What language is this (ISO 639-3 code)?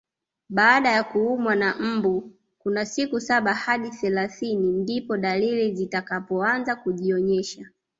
swa